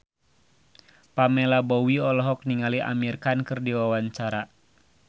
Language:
Sundanese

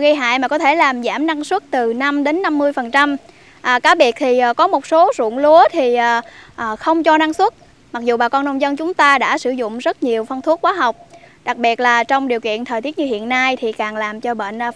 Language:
Vietnamese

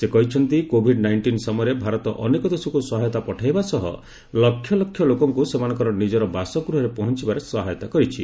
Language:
Odia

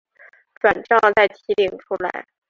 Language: Chinese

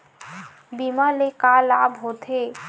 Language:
Chhattisgarhi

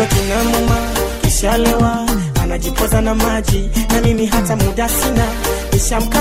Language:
Swahili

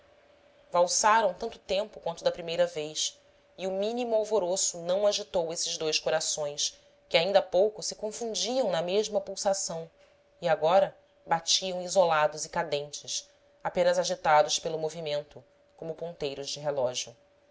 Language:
Portuguese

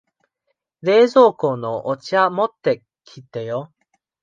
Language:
Japanese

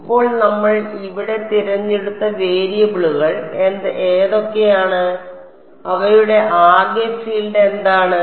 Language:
Malayalam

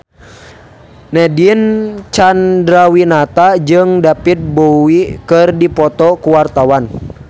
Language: Sundanese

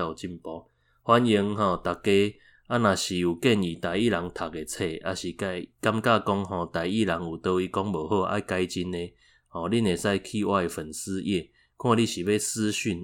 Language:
Chinese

